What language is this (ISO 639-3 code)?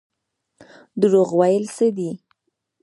pus